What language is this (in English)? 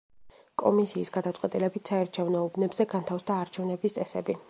Georgian